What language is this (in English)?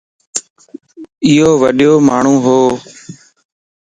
Lasi